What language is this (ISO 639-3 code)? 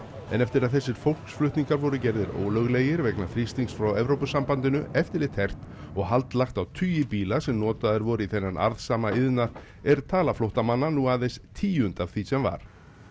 isl